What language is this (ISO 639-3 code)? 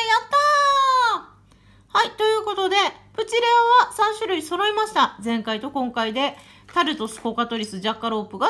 jpn